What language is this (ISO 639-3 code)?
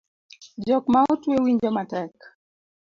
luo